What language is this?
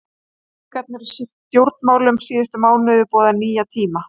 Icelandic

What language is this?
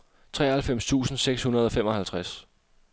Danish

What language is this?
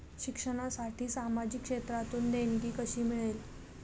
Marathi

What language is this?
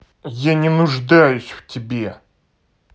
Russian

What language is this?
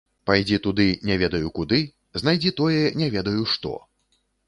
Belarusian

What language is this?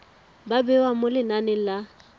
Tswana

